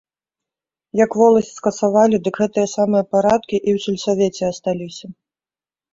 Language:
Belarusian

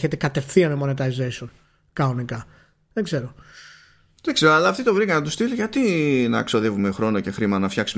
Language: Greek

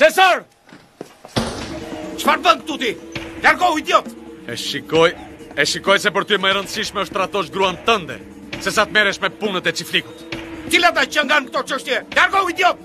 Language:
Romanian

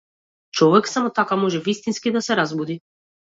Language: Macedonian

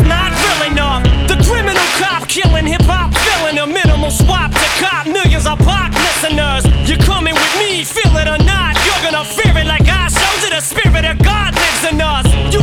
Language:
Greek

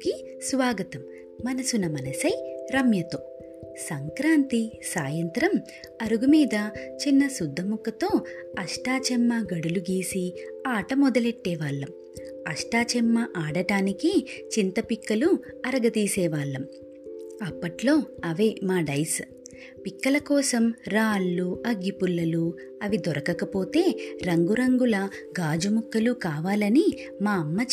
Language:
Telugu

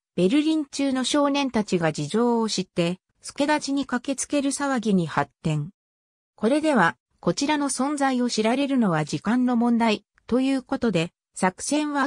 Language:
Japanese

